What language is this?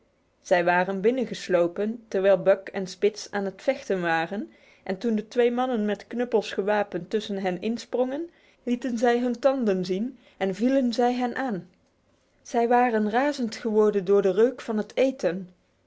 Dutch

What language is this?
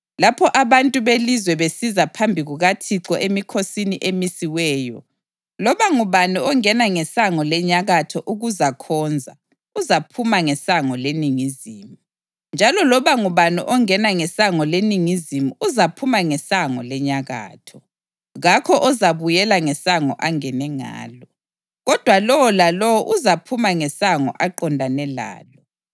North Ndebele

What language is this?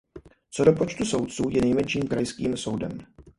Czech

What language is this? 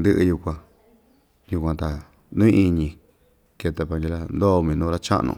Ixtayutla Mixtec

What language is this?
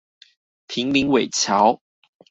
Chinese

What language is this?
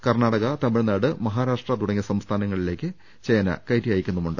Malayalam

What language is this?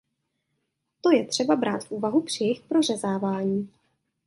Czech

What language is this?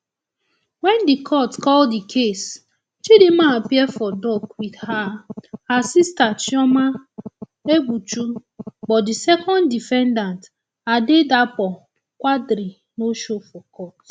Nigerian Pidgin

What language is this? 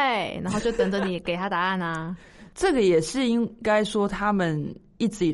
Chinese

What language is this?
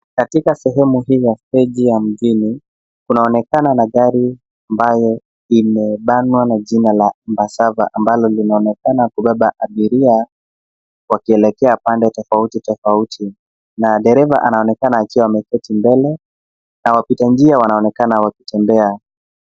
Swahili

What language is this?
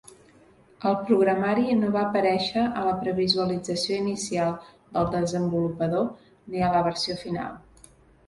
Catalan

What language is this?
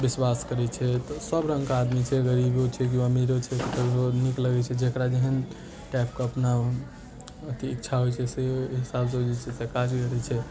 Maithili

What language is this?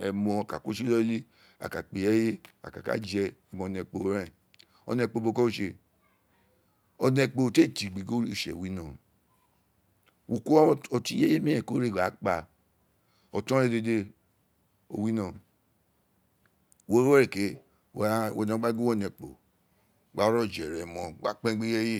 Isekiri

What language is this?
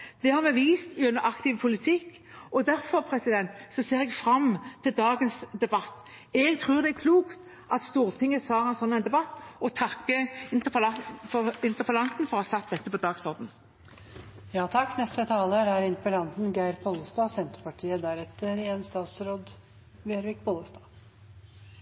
Norwegian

